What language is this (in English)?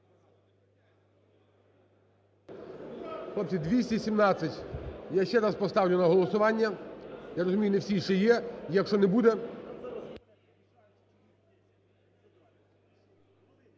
Ukrainian